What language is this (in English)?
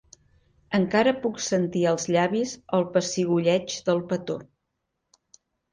Catalan